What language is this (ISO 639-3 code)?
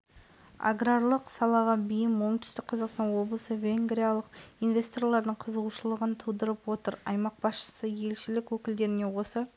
kaz